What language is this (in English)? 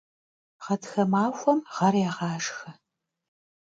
Kabardian